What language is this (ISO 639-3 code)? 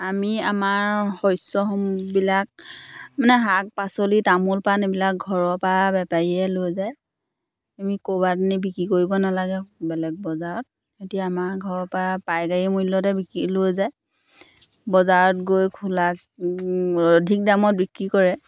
asm